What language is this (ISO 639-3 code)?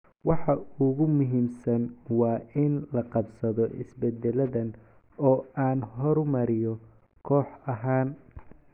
som